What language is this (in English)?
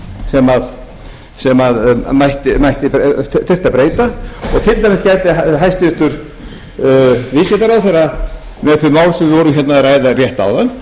Icelandic